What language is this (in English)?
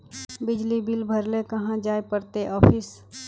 Magahi